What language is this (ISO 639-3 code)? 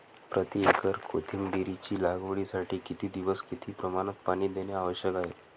mar